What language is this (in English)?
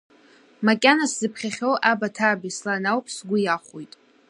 Abkhazian